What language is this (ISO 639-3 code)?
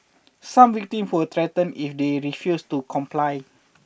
eng